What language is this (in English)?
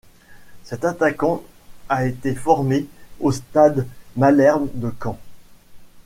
French